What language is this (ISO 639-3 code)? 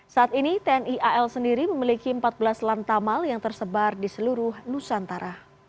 ind